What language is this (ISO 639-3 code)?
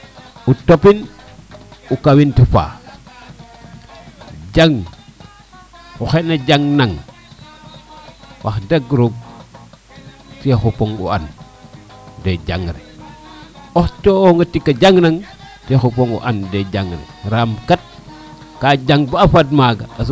srr